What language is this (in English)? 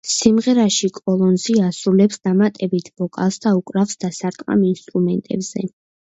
Georgian